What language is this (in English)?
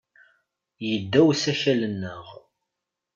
Kabyle